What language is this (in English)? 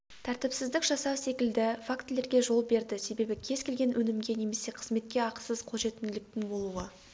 Kazakh